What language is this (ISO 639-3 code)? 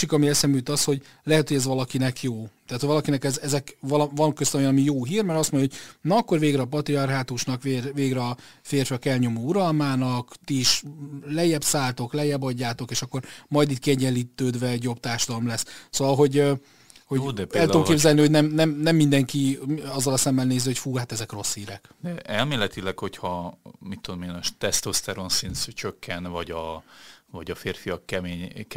hun